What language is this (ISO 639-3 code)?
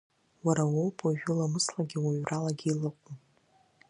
abk